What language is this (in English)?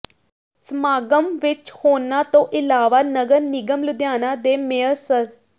Punjabi